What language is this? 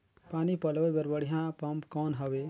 Chhattisgarhi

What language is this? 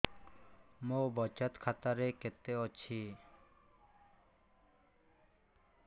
Odia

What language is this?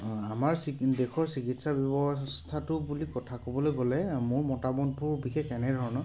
Assamese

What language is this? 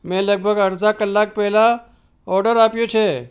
Gujarati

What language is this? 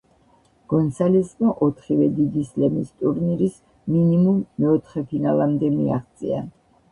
Georgian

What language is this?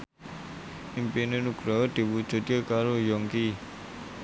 Javanese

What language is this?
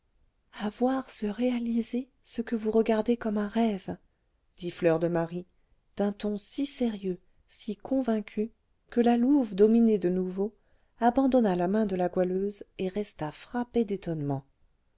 French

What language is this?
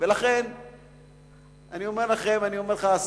Hebrew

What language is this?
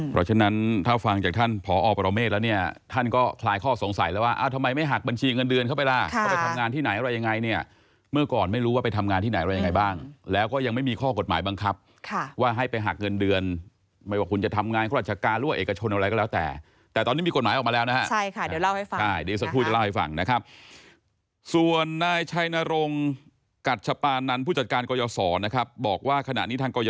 Thai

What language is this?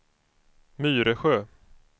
Swedish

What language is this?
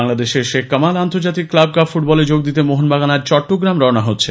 Bangla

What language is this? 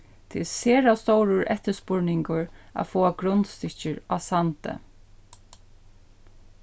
Faroese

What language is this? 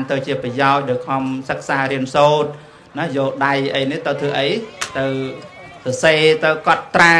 Vietnamese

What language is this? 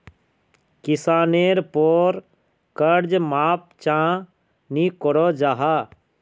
Magahi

